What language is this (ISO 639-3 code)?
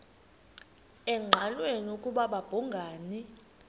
xho